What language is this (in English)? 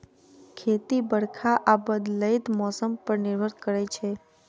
Maithili